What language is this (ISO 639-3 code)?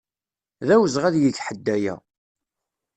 kab